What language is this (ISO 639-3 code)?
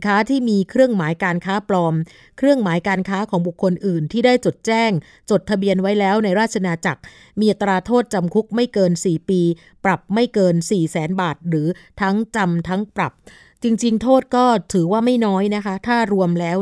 tha